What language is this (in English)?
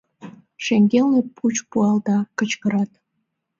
Mari